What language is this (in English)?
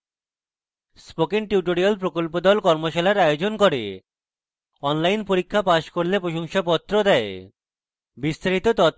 Bangla